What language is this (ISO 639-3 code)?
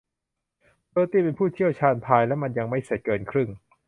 tha